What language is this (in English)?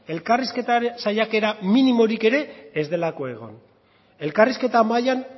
Basque